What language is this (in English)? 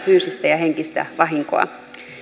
Finnish